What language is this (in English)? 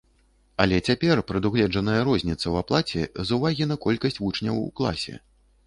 Belarusian